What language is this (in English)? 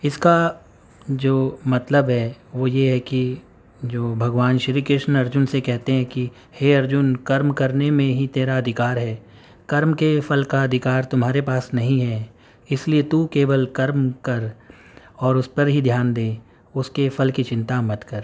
Urdu